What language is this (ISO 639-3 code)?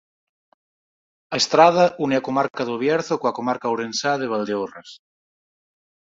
glg